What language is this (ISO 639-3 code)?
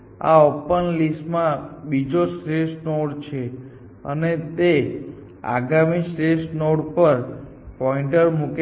guj